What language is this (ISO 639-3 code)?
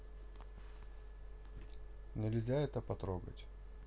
rus